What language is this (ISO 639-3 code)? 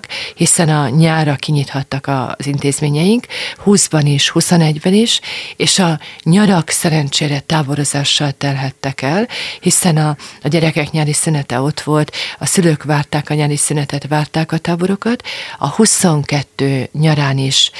hun